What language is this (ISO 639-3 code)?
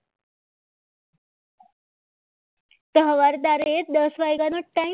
guj